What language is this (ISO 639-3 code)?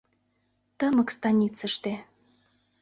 chm